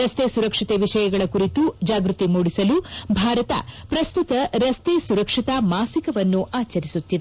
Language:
Kannada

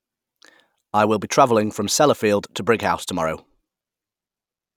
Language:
English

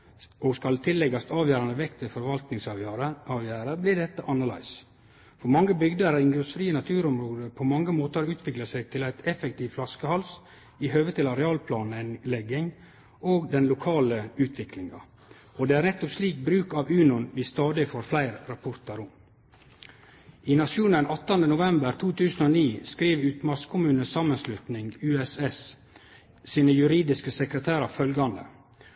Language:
Norwegian Nynorsk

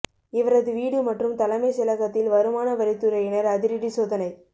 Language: Tamil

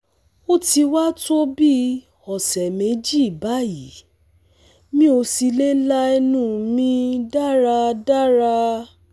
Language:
Yoruba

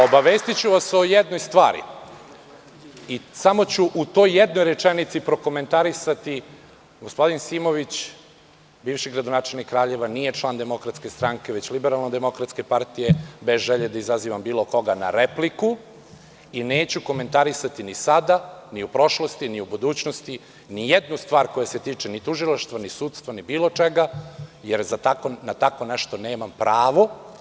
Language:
Serbian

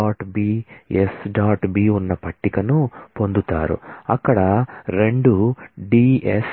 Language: Telugu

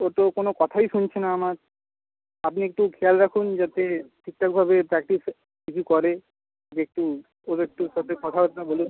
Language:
Bangla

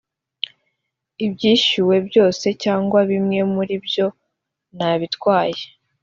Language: Kinyarwanda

